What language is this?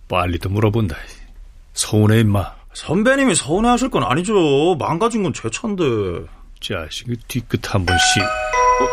Korean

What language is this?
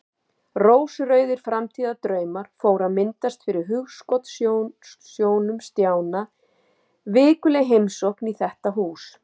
Icelandic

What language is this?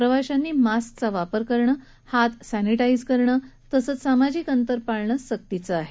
Marathi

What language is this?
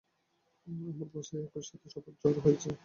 Bangla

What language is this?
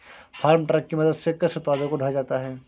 Hindi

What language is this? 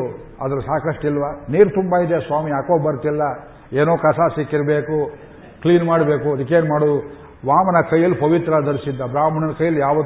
Kannada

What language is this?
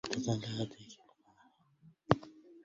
Arabic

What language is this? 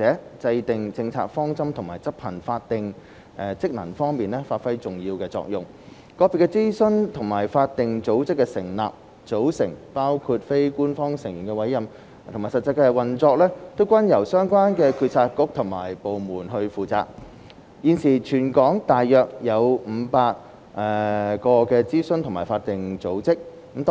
Cantonese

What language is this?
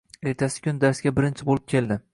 Uzbek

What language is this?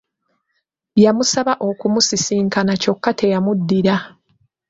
Ganda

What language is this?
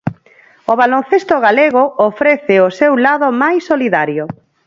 Galician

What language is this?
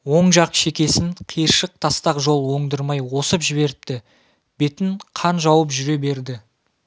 Kazakh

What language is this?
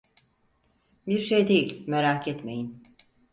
Turkish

